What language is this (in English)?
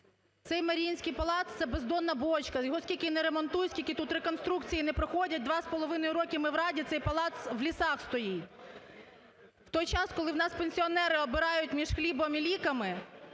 Ukrainian